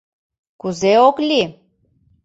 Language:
Mari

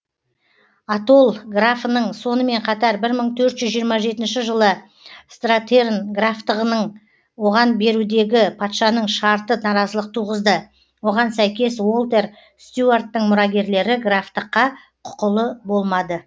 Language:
Kazakh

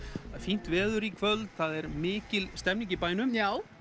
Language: Icelandic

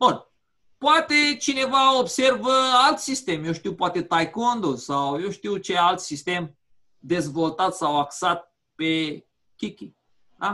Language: Romanian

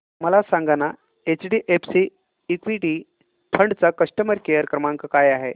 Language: Marathi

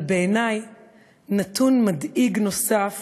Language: Hebrew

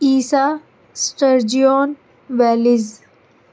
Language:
Urdu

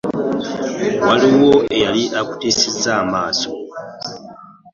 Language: Ganda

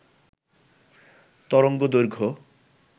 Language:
Bangla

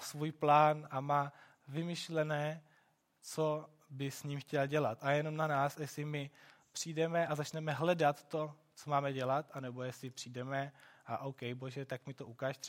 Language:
Czech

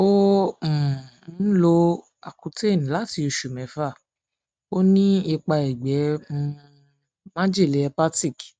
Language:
Yoruba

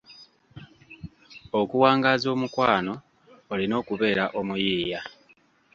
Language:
Ganda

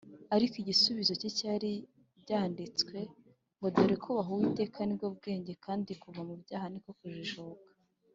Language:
Kinyarwanda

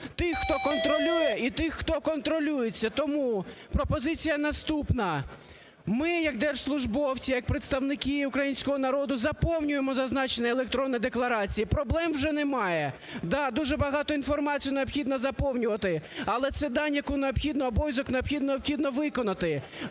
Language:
Ukrainian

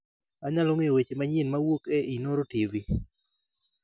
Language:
Luo (Kenya and Tanzania)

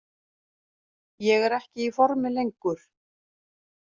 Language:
Icelandic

